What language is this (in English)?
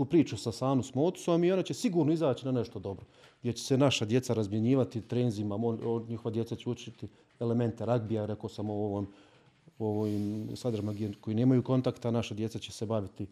Croatian